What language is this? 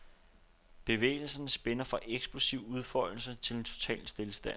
Danish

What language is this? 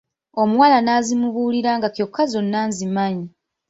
Ganda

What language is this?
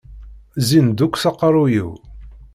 Kabyle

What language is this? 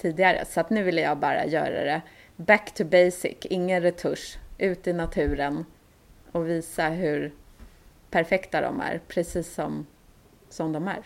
Swedish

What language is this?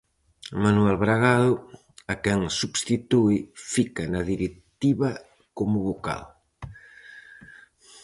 Galician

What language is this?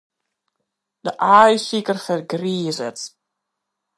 Western Frisian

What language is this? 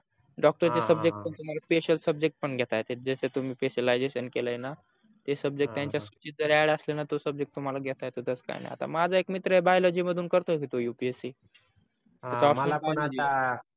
Marathi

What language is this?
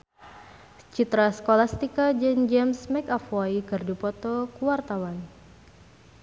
Sundanese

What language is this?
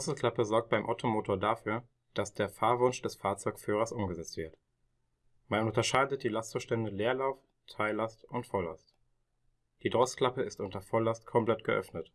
German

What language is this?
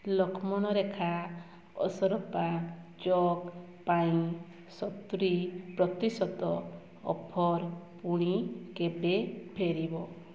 Odia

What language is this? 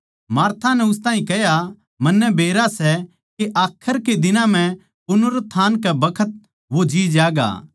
Haryanvi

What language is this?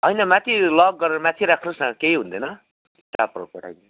Nepali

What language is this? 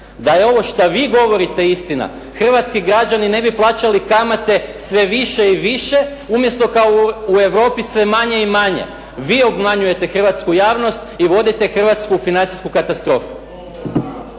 Croatian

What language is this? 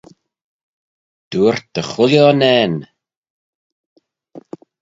Manx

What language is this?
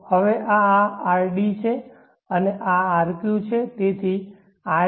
Gujarati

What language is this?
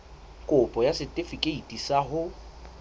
Southern Sotho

